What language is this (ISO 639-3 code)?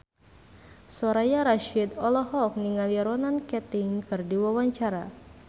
sun